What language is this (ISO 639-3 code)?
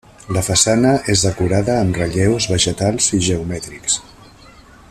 cat